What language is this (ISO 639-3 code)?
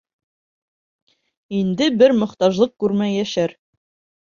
bak